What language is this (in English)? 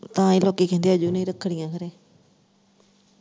Punjabi